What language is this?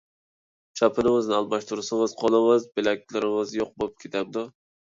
Uyghur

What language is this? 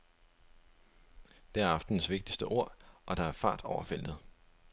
Danish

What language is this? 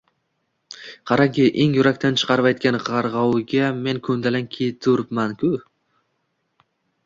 Uzbek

